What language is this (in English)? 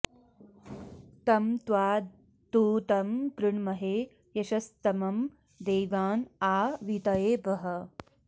Sanskrit